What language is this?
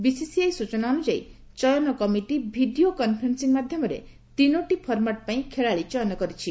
Odia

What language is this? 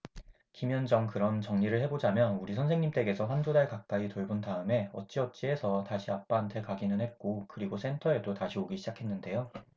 Korean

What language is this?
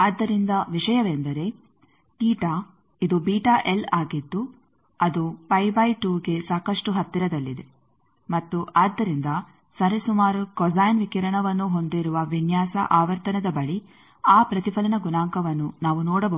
Kannada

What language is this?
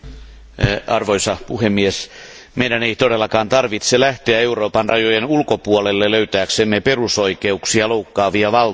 Finnish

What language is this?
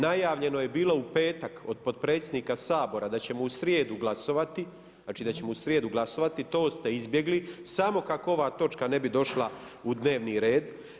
Croatian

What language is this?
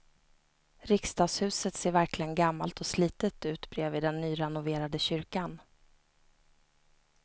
Swedish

